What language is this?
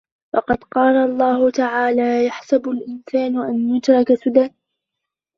Arabic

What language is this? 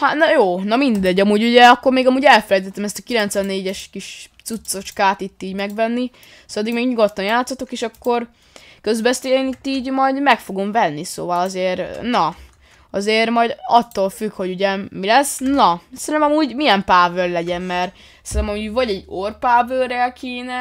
Hungarian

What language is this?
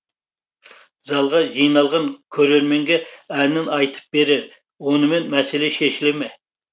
Kazakh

